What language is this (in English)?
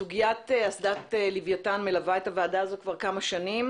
Hebrew